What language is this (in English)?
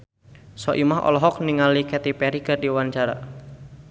Sundanese